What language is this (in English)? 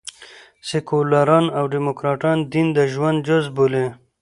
Pashto